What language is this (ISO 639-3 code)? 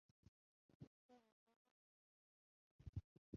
ara